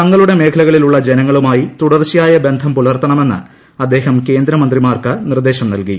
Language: Malayalam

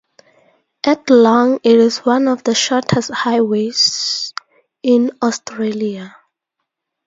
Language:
English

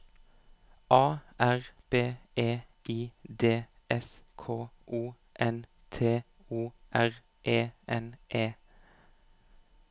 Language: Norwegian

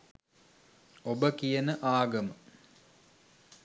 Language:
Sinhala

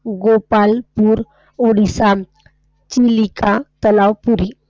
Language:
Marathi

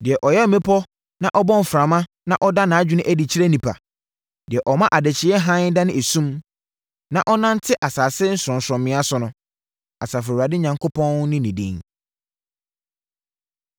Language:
Akan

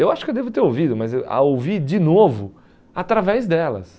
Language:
Portuguese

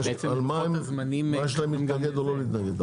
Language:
Hebrew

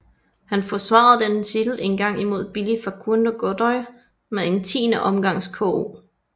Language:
Danish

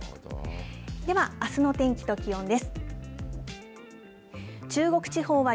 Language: Japanese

